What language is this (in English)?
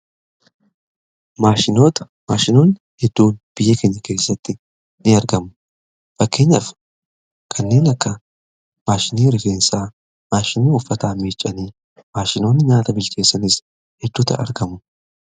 Oromo